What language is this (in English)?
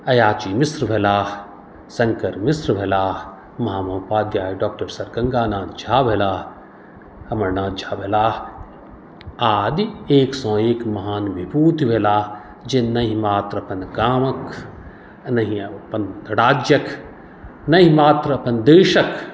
Maithili